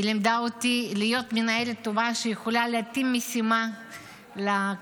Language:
Hebrew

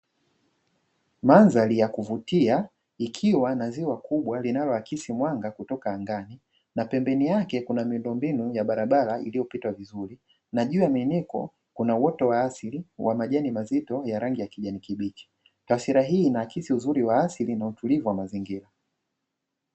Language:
Swahili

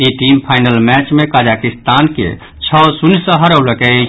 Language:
Maithili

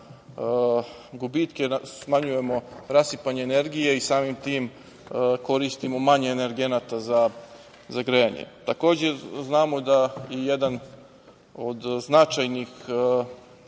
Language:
Serbian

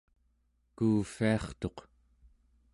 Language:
Central Yupik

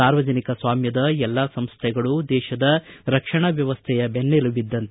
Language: Kannada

